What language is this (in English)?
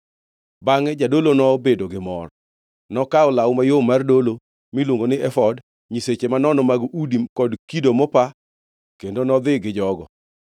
Luo (Kenya and Tanzania)